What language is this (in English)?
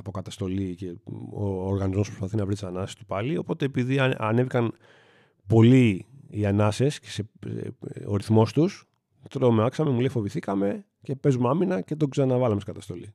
Greek